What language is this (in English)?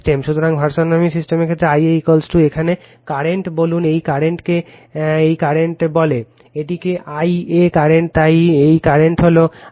Bangla